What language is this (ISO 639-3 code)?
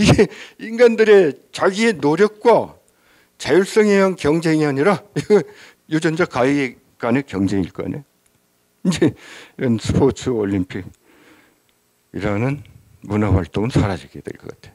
kor